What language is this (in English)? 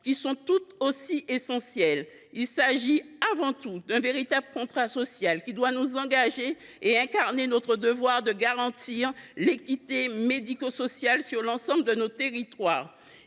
French